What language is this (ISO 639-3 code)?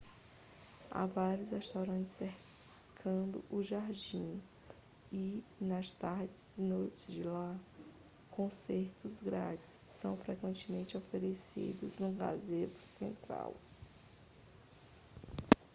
por